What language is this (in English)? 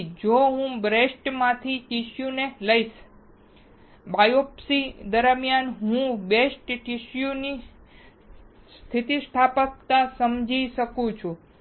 Gujarati